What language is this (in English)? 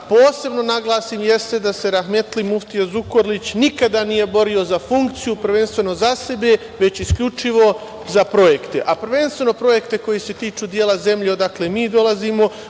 Serbian